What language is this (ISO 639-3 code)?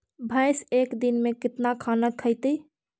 mag